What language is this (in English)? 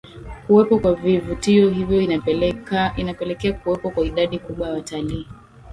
Swahili